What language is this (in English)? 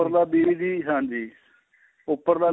Punjabi